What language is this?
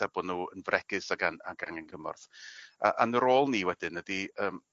Welsh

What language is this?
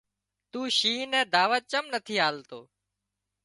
Wadiyara Koli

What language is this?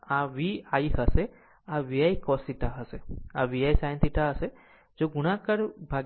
Gujarati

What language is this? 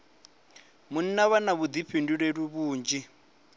Venda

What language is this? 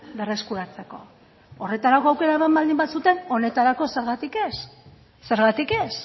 Basque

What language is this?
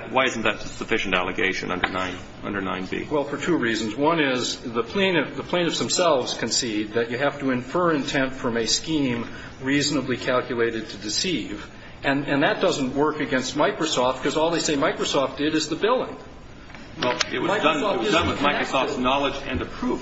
English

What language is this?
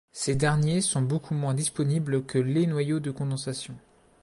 French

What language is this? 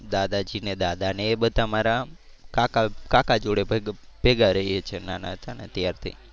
Gujarati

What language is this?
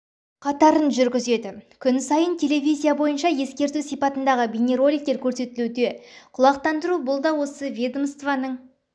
Kazakh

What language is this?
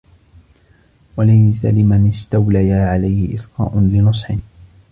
Arabic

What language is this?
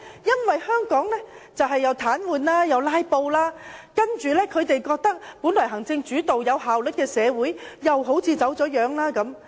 Cantonese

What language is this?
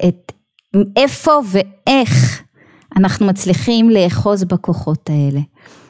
Hebrew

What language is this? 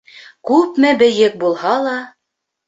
Bashkir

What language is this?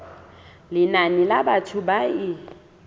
Southern Sotho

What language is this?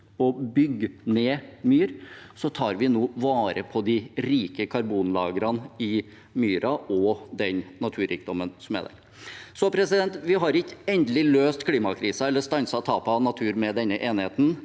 Norwegian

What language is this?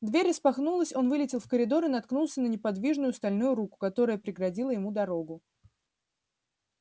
Russian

